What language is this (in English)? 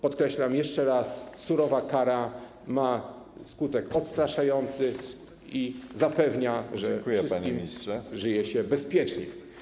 Polish